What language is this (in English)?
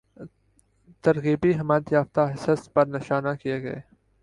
Urdu